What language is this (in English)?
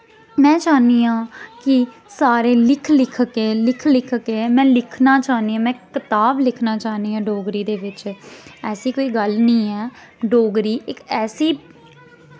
Dogri